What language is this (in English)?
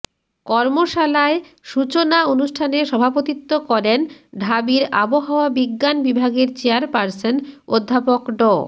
Bangla